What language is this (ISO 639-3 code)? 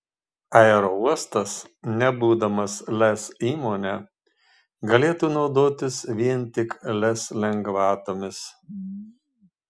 lit